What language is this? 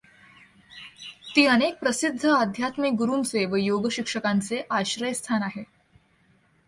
Marathi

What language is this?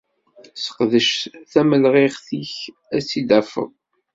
Kabyle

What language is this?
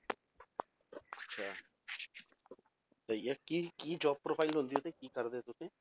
Punjabi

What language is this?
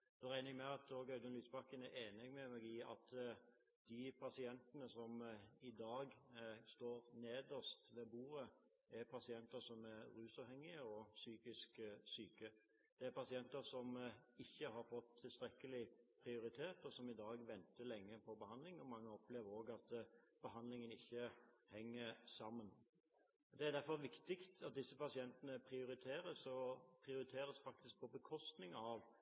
Norwegian Bokmål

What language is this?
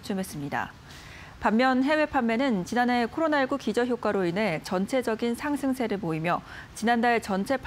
Korean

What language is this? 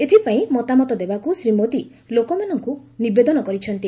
Odia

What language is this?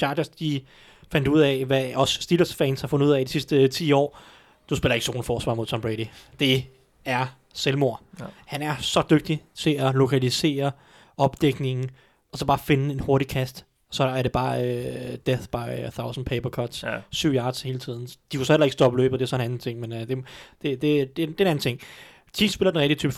Danish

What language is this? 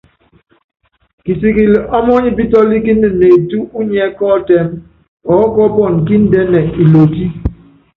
Yangben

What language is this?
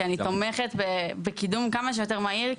Hebrew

